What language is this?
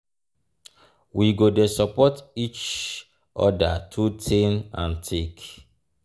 Nigerian Pidgin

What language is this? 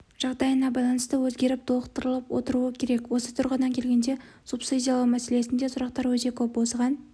Kazakh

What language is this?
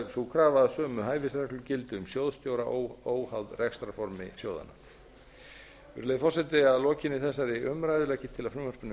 Icelandic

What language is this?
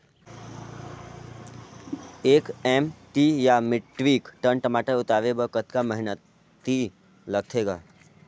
Chhattisgarhi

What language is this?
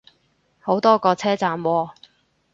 Cantonese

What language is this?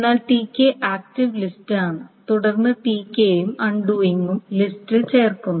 Malayalam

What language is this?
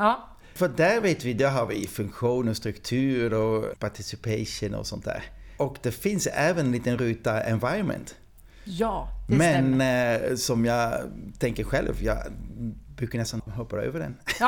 Swedish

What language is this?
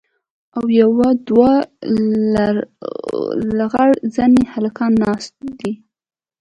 Pashto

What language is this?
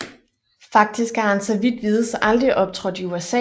Danish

